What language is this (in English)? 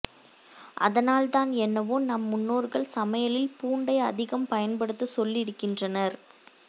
Tamil